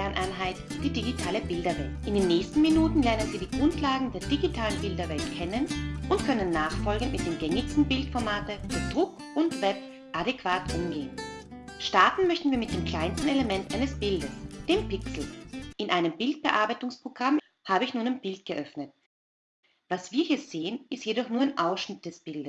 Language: German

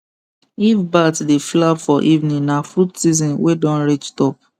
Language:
Nigerian Pidgin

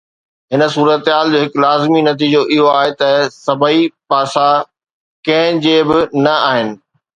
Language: Sindhi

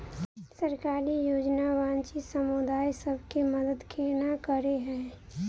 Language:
Maithili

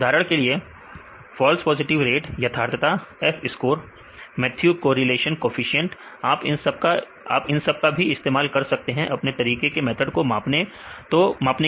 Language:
Hindi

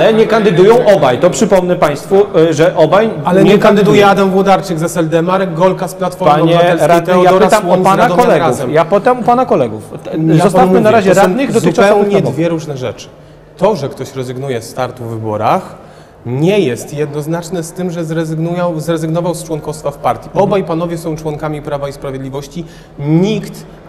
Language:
Polish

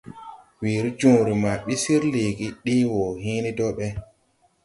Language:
Tupuri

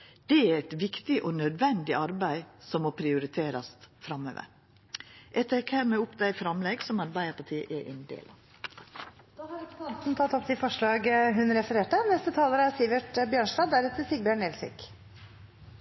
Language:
Norwegian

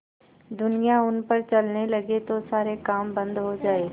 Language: Hindi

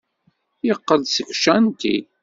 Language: Kabyle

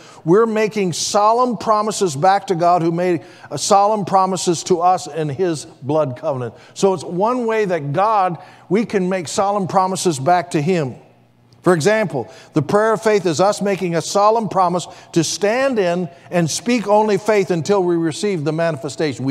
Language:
English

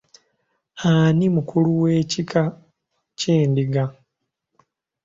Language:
Ganda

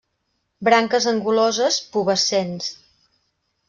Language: Catalan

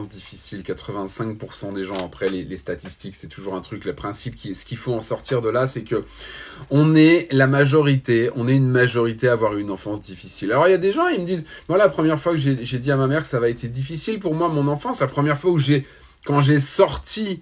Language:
French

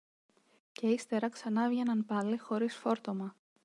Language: Greek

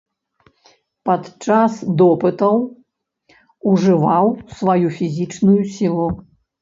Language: Belarusian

